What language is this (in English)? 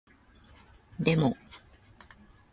Japanese